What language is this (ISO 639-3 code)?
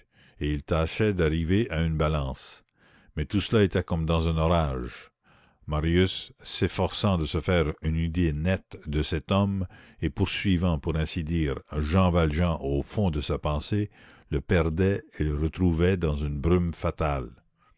fra